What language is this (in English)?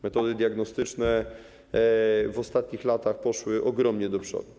Polish